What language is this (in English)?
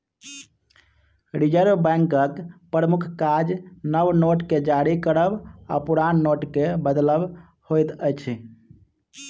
Maithili